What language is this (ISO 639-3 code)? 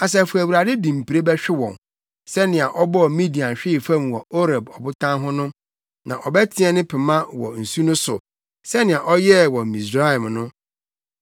aka